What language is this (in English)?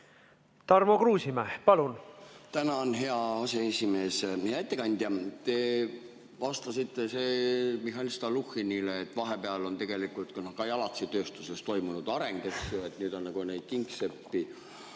Estonian